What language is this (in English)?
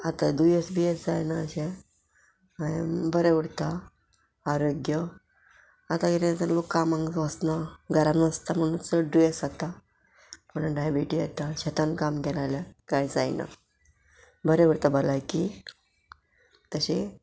Konkani